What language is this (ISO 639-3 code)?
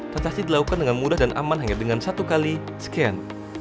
ind